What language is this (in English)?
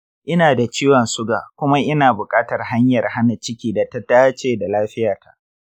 Hausa